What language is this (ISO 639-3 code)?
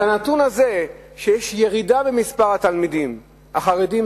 heb